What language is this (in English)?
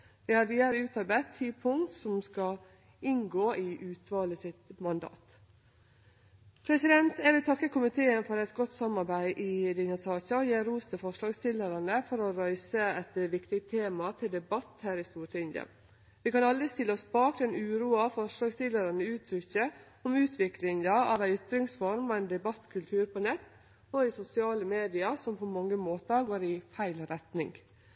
Norwegian Nynorsk